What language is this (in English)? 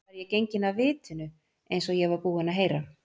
Icelandic